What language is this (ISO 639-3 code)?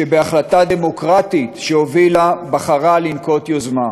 heb